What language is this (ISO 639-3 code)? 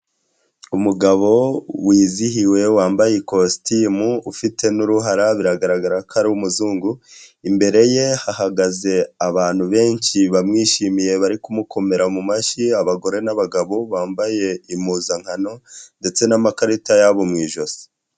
kin